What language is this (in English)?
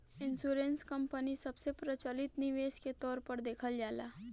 Bhojpuri